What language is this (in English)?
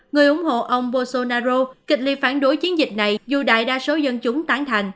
Vietnamese